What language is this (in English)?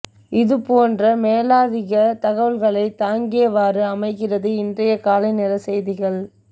Tamil